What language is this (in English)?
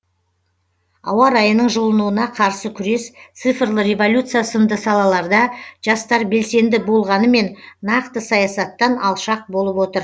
Kazakh